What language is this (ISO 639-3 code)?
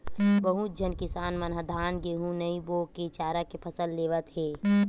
hne